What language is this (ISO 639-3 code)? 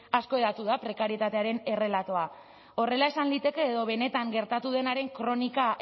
eus